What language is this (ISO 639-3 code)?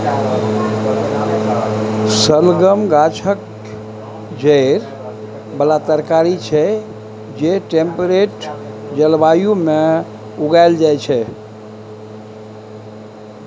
mai